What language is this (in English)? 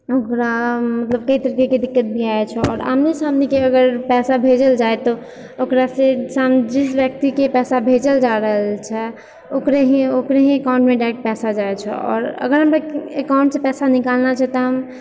Maithili